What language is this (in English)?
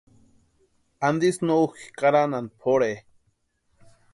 Western Highland Purepecha